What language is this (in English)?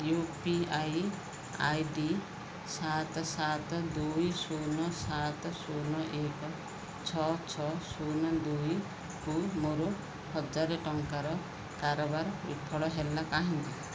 Odia